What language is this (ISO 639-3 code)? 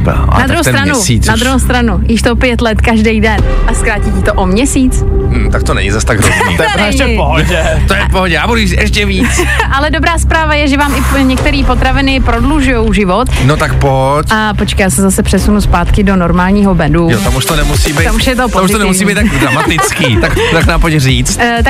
ces